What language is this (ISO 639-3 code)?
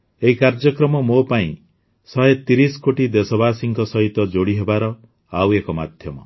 ori